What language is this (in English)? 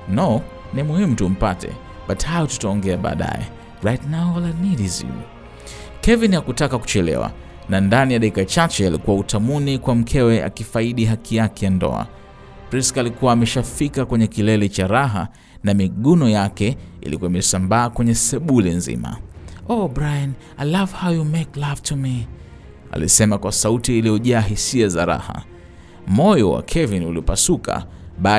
Swahili